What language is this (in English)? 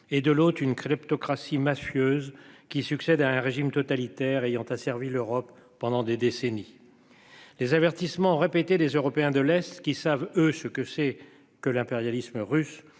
French